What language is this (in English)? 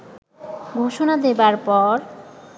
Bangla